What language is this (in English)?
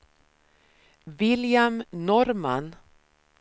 Swedish